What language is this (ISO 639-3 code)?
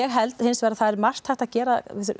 isl